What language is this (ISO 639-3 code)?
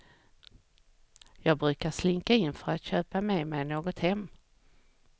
swe